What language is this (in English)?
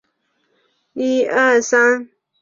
Chinese